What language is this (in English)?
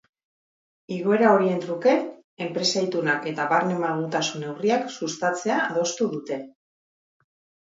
Basque